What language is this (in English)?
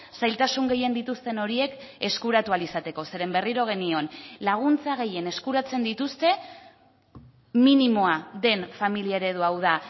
Basque